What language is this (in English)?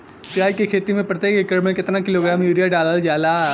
Bhojpuri